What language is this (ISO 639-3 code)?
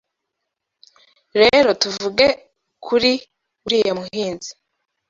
kin